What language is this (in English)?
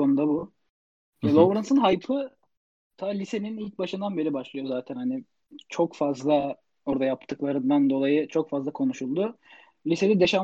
Turkish